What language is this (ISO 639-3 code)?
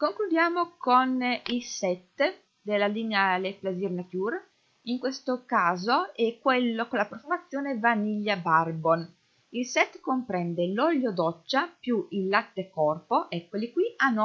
ita